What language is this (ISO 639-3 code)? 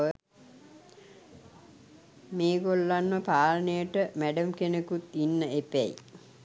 sin